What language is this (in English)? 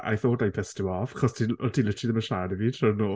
Welsh